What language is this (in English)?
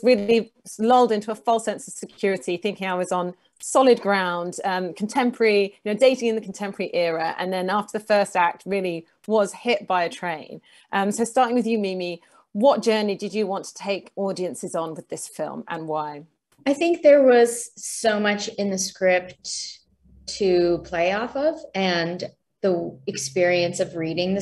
English